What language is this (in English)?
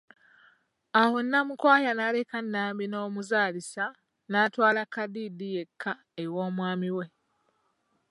Ganda